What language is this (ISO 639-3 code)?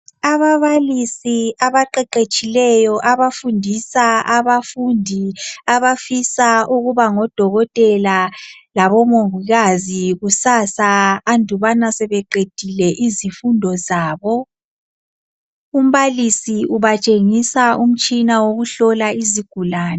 nde